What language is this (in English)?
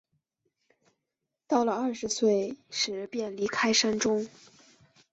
Chinese